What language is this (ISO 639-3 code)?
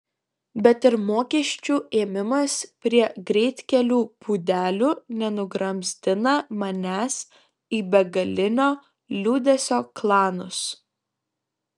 lit